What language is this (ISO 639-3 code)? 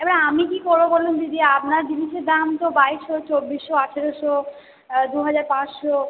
ben